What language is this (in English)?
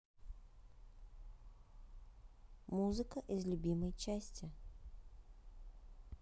Russian